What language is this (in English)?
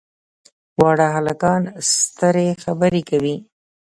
Pashto